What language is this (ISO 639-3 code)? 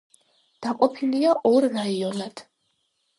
kat